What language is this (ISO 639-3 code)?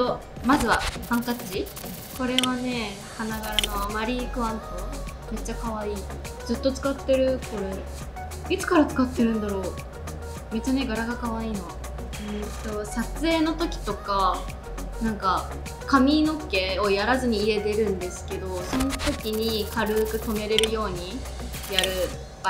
jpn